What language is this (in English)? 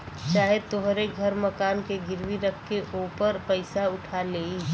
Bhojpuri